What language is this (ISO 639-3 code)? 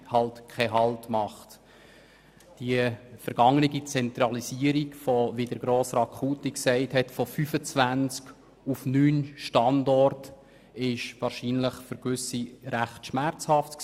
gsw